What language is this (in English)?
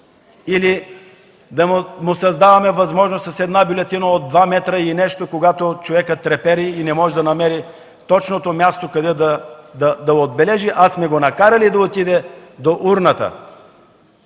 Bulgarian